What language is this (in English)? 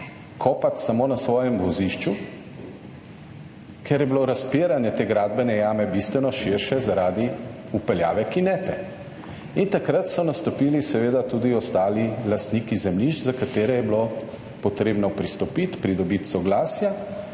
Slovenian